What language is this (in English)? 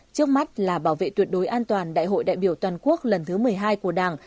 Vietnamese